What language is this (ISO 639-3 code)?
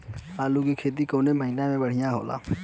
bho